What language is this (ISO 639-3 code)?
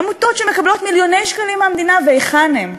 heb